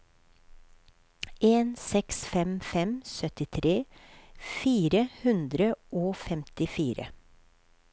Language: Norwegian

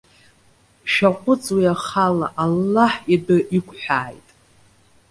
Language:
Abkhazian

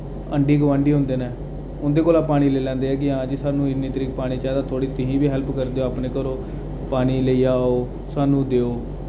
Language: Dogri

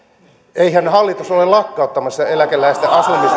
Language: Finnish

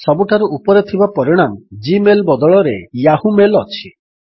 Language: Odia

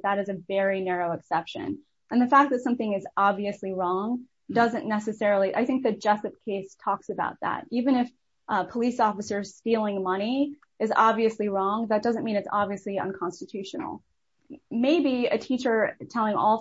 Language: English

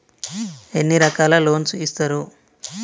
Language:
Telugu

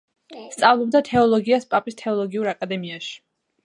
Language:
Georgian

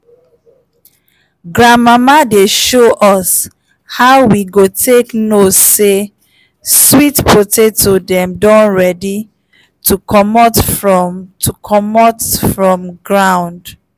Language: Nigerian Pidgin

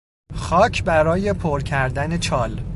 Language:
Persian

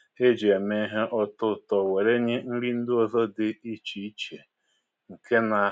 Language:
Igbo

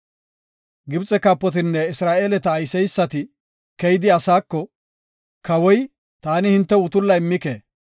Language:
Gofa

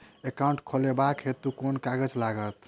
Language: Maithili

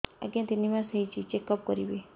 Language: Odia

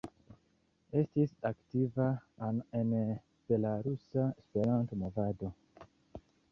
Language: Esperanto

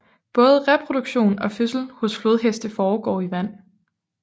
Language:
Danish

